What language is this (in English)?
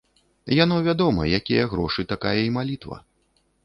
Belarusian